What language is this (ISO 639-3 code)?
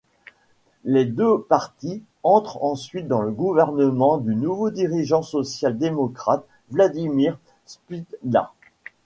fra